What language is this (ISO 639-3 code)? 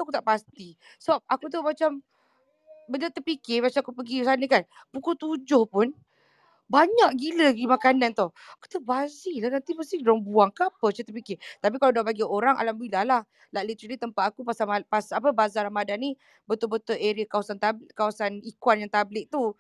msa